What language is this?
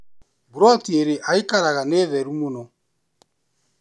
Kikuyu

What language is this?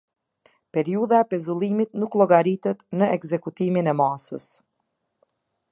Albanian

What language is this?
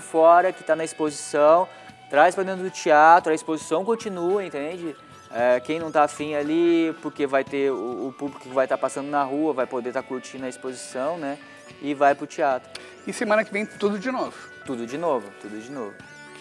Portuguese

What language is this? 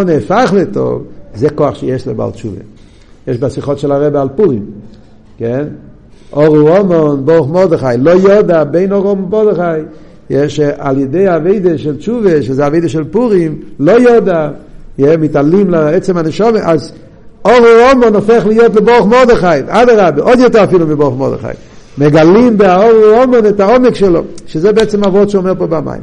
Hebrew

